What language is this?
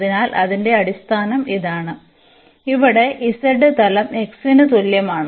Malayalam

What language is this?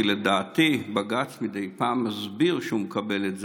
Hebrew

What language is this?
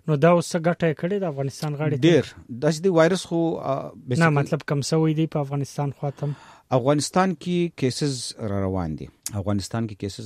Urdu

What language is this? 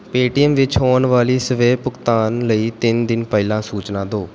Punjabi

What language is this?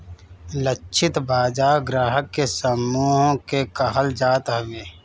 Bhojpuri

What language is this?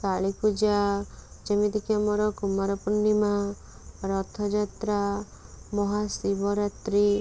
Odia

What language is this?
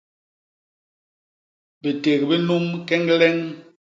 Basaa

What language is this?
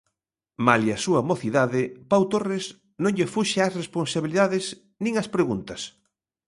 Galician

